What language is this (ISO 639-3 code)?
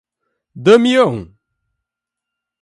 por